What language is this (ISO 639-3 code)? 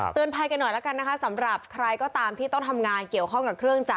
tha